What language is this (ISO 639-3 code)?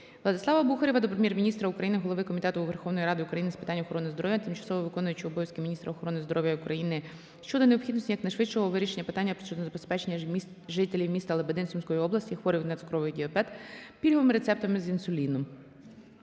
ukr